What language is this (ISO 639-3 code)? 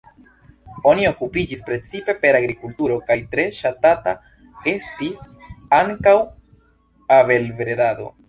epo